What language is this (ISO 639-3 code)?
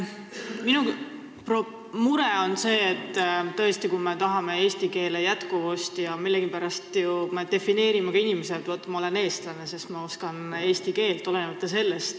est